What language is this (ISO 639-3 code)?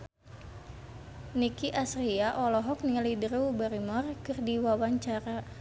sun